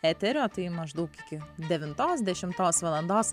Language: Lithuanian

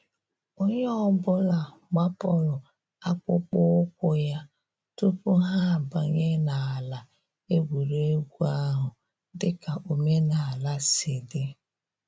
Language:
Igbo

